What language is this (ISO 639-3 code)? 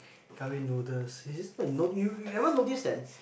eng